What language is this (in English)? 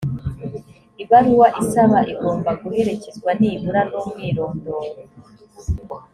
Kinyarwanda